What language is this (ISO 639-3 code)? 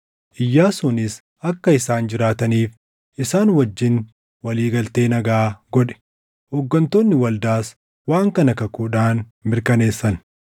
orm